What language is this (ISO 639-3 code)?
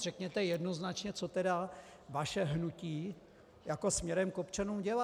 ces